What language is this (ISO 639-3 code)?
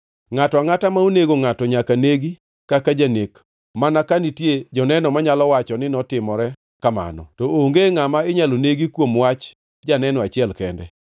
luo